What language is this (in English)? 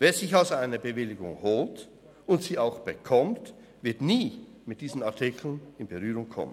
Swiss German